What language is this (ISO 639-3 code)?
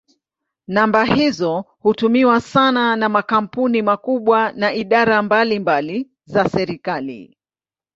swa